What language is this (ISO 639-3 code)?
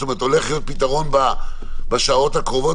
heb